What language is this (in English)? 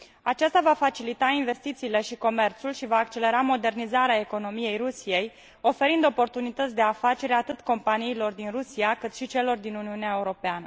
Romanian